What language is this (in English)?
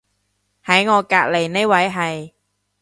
Cantonese